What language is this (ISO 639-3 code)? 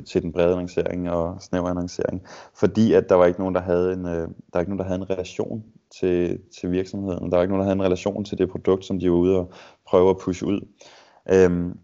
dan